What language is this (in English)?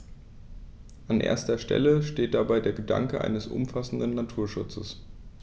German